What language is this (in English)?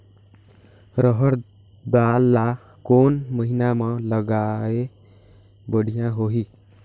Chhattisgarhi